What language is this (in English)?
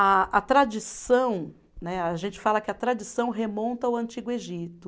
Portuguese